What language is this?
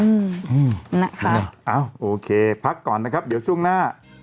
Thai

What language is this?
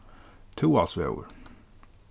Faroese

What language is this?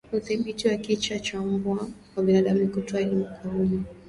Swahili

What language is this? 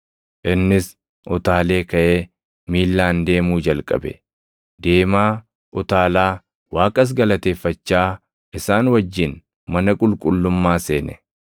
Oromo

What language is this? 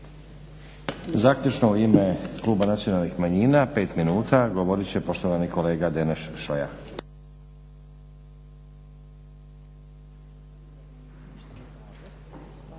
Croatian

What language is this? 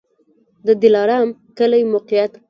Pashto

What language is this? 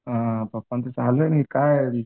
Marathi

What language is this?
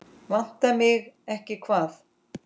Icelandic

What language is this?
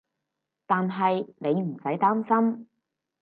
Cantonese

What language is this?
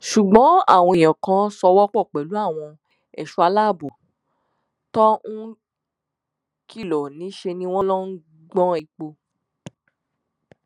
Yoruba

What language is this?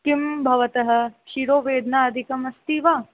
Sanskrit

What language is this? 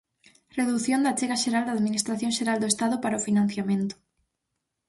Galician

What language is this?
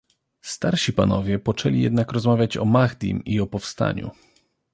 Polish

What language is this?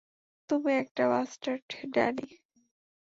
Bangla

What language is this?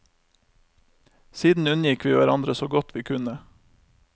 Norwegian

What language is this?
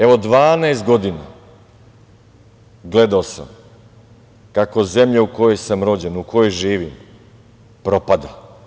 Serbian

